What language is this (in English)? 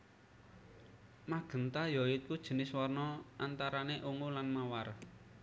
Javanese